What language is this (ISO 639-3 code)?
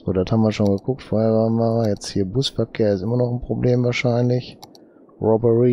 deu